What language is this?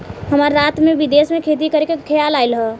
Bhojpuri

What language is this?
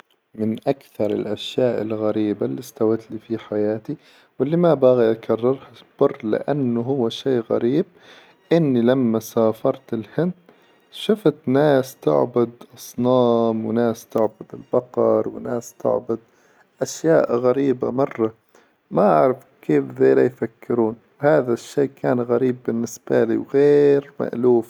Hijazi Arabic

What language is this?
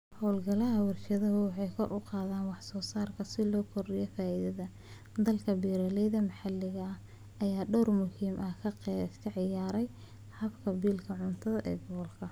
Somali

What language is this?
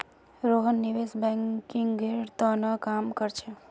Magahi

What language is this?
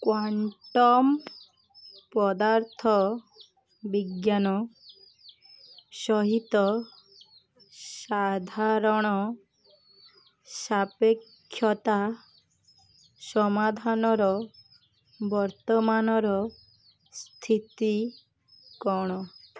Odia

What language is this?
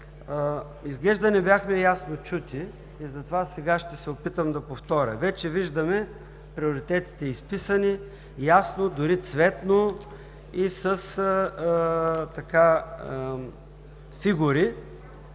Bulgarian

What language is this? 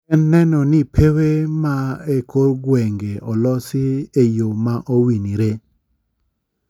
Luo (Kenya and Tanzania)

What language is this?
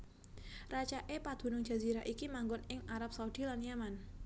Javanese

